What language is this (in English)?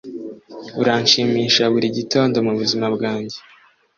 Kinyarwanda